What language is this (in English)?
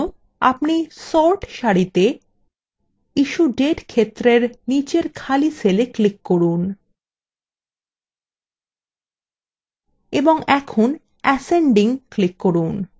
Bangla